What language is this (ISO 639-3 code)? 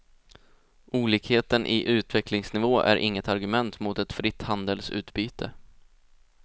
swe